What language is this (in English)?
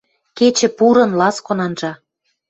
Western Mari